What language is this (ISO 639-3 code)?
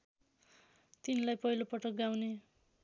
nep